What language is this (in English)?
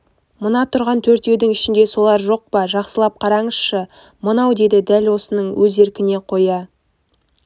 Kazakh